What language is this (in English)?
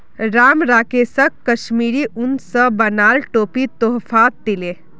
Magahi